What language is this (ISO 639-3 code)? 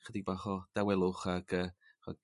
cym